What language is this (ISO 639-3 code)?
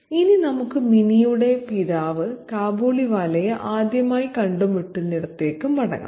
mal